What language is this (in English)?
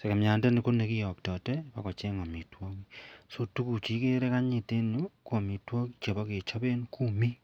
Kalenjin